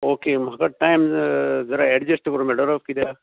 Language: Konkani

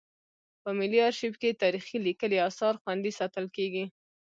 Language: Pashto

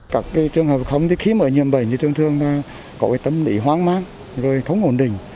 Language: Vietnamese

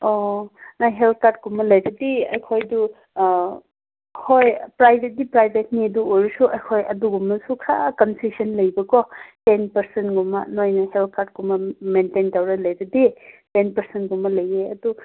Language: Manipuri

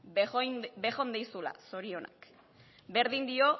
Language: Basque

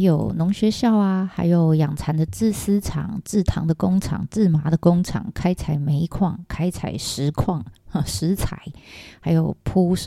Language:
Chinese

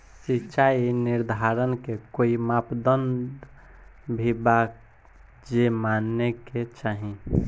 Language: Bhojpuri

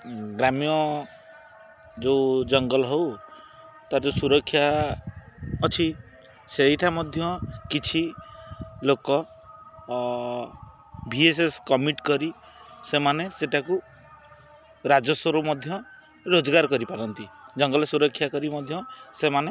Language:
Odia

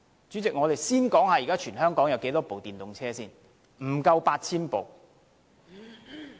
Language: Cantonese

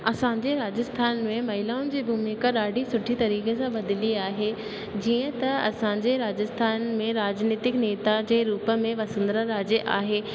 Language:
Sindhi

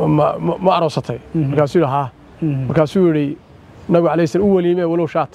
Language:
Arabic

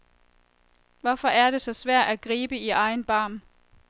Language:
Danish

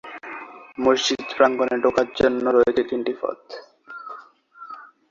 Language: Bangla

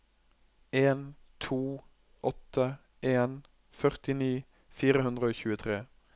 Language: Norwegian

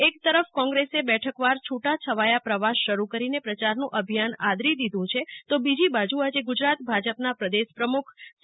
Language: Gujarati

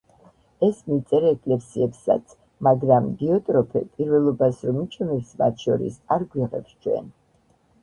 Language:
Georgian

